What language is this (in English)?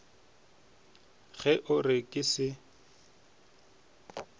Northern Sotho